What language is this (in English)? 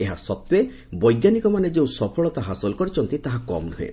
Odia